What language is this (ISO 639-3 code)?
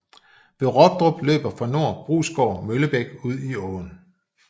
dan